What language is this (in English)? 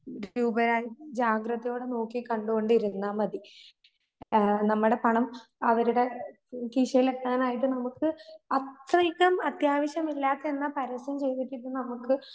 Malayalam